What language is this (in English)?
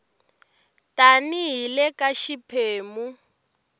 Tsonga